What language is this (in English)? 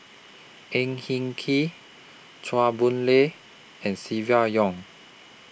English